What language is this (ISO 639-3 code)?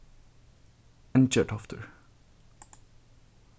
fao